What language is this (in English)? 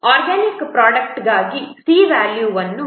Kannada